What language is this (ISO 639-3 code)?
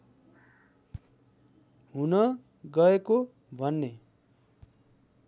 nep